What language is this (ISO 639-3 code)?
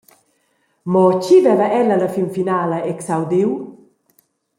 roh